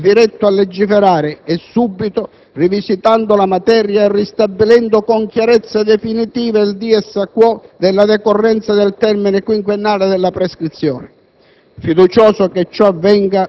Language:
Italian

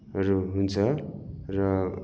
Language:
Nepali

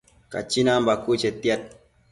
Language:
Matsés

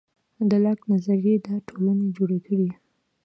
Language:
Pashto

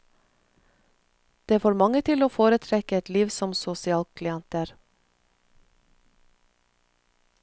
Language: Norwegian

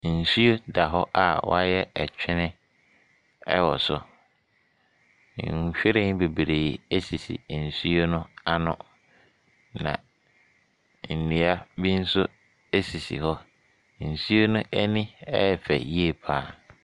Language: Akan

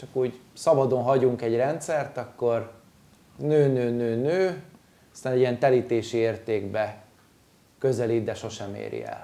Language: Hungarian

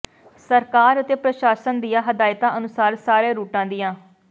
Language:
Punjabi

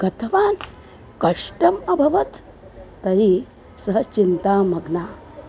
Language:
Sanskrit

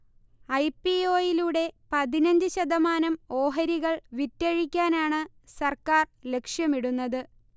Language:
Malayalam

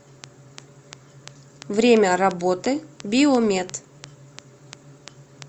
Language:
Russian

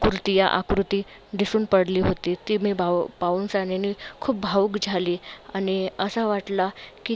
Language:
Marathi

